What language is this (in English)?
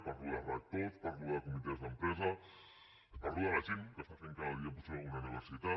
Catalan